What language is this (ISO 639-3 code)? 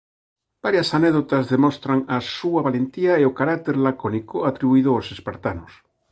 glg